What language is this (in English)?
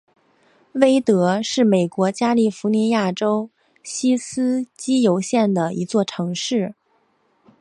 Chinese